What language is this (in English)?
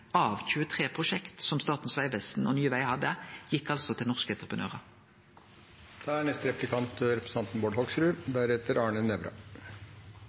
Norwegian